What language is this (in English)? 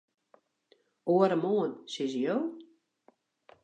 Western Frisian